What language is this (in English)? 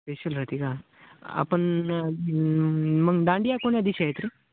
Marathi